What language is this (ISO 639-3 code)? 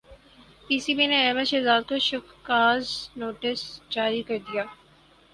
urd